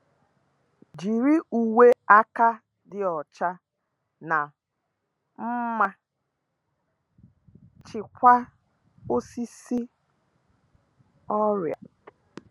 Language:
Igbo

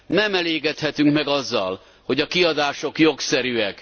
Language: Hungarian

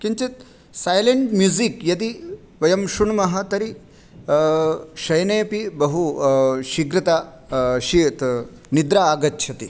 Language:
Sanskrit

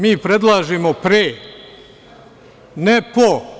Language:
Serbian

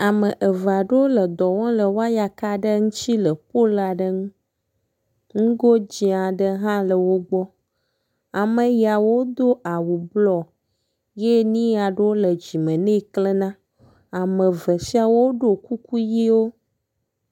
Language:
Ewe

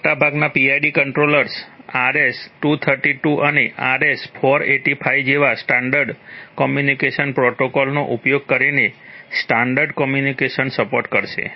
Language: Gujarati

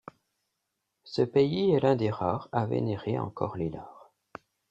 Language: French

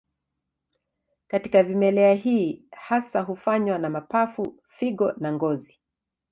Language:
Swahili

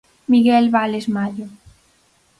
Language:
Galician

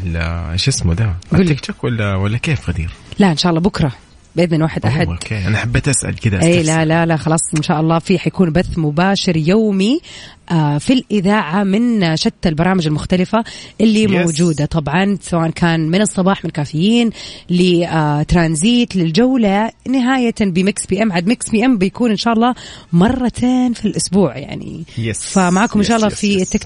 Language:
Arabic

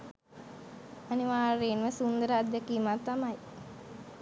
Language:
Sinhala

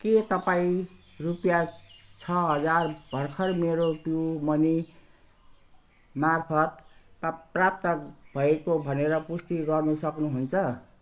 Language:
Nepali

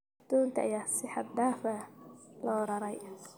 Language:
Somali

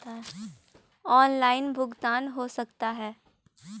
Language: Magahi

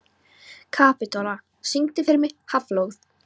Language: Icelandic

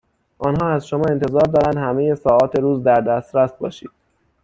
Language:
Persian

